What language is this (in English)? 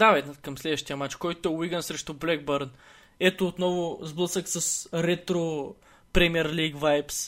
Bulgarian